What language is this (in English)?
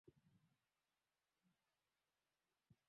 Swahili